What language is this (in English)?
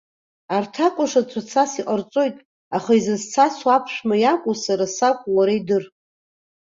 Abkhazian